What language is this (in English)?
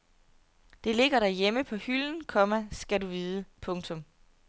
Danish